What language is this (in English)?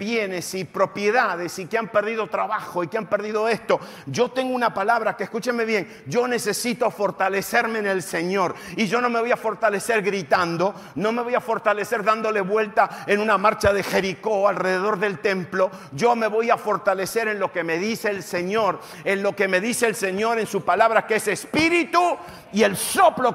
Spanish